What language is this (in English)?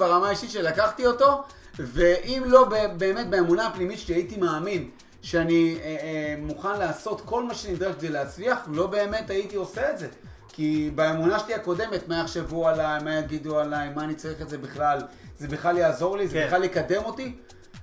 Hebrew